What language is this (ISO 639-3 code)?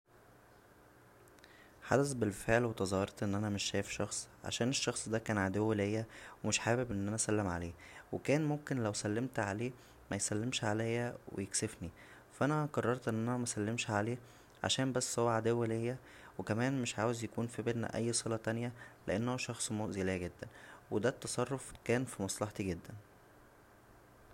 arz